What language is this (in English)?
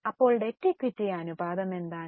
Malayalam